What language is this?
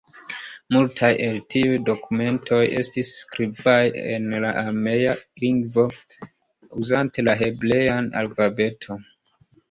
Esperanto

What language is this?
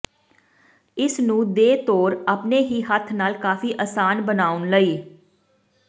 Punjabi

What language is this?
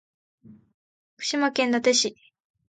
Japanese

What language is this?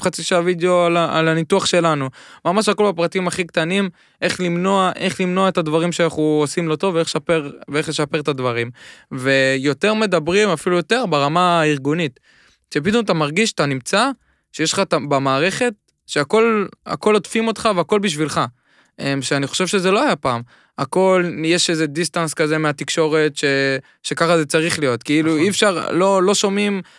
Hebrew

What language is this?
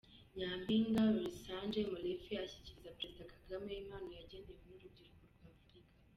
Kinyarwanda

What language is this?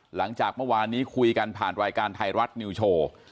Thai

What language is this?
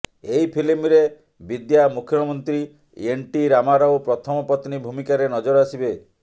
Odia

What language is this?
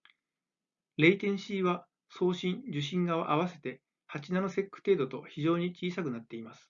Japanese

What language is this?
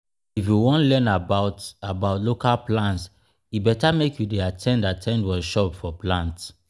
Nigerian Pidgin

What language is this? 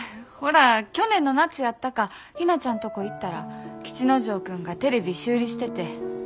Japanese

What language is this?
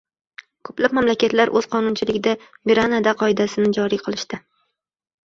Uzbek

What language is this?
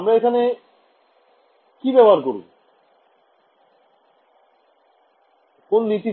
Bangla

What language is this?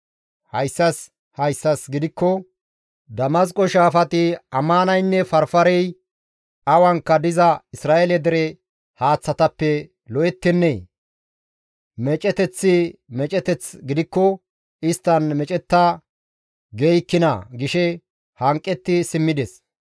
Gamo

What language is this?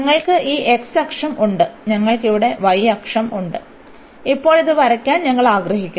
Malayalam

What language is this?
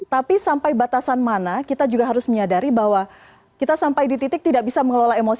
Indonesian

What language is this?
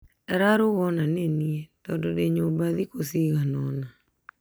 Kikuyu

